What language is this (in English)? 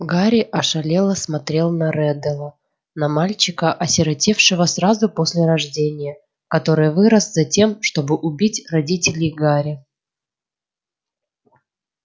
Russian